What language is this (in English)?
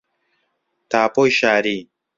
Central Kurdish